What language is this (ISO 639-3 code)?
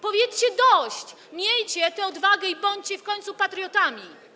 pol